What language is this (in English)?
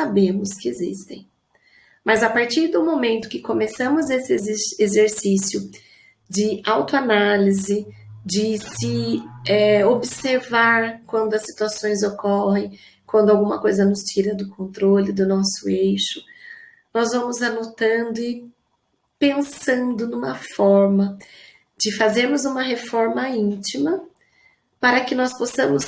Portuguese